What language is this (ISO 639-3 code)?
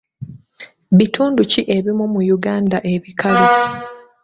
lug